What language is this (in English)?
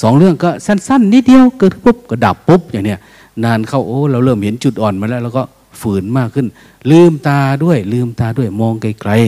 Thai